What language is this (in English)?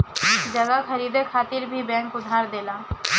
Bhojpuri